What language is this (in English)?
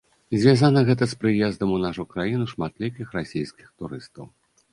Belarusian